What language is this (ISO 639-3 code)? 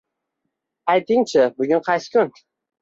uzb